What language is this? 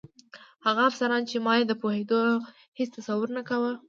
Pashto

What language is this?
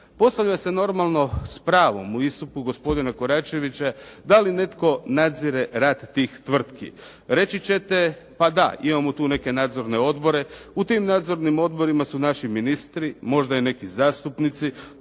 Croatian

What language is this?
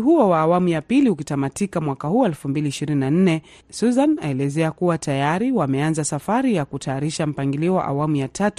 Swahili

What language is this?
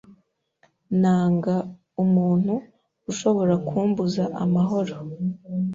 Kinyarwanda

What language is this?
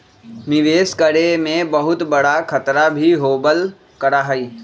Magahi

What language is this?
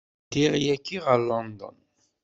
Kabyle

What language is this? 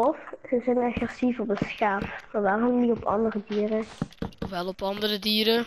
Dutch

